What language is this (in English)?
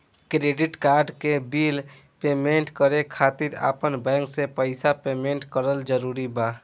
Bhojpuri